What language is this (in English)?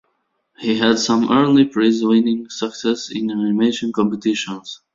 English